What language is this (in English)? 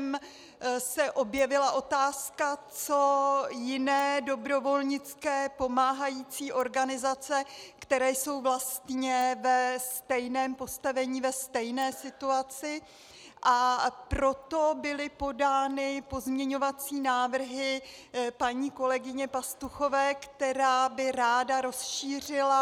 Czech